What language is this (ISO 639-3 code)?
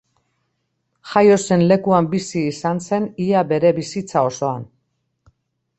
eus